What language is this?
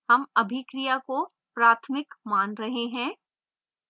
Hindi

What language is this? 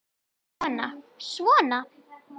Icelandic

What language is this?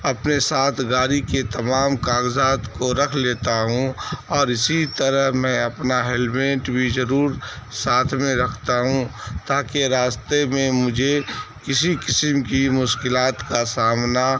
Urdu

